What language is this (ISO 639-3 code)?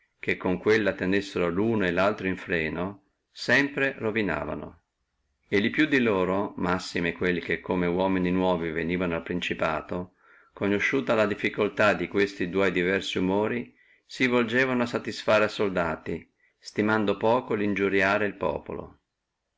ita